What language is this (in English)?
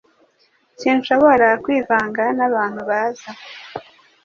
Kinyarwanda